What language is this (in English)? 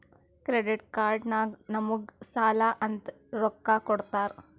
Kannada